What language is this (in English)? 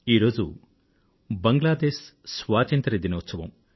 Telugu